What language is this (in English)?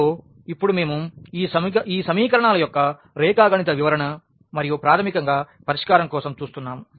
Telugu